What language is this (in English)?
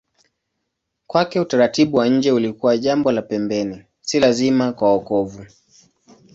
Swahili